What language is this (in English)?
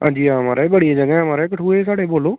Dogri